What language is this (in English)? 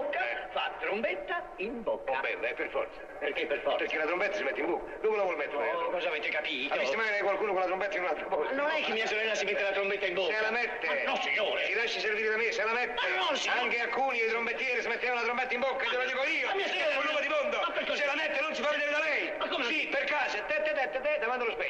Italian